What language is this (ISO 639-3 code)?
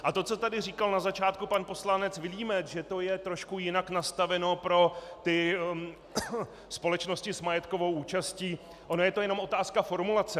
ces